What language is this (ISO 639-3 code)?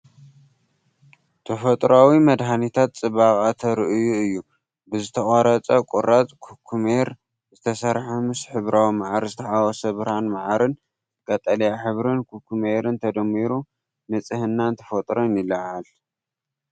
tir